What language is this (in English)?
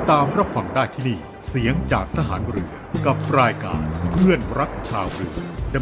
Thai